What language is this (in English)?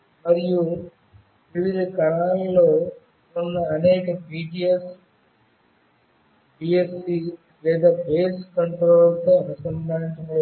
Telugu